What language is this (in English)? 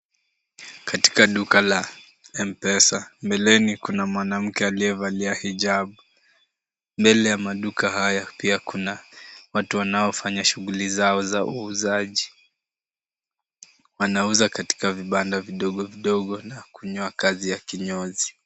Swahili